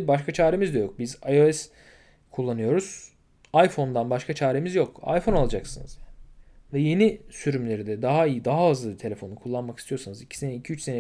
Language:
Turkish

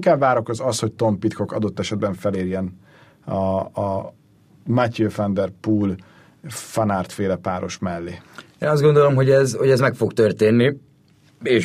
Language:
Hungarian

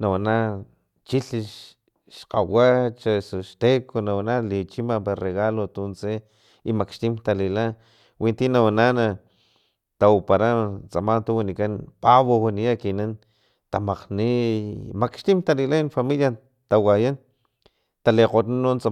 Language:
Filomena Mata-Coahuitlán Totonac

